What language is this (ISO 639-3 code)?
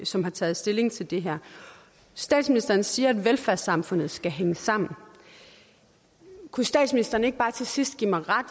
dan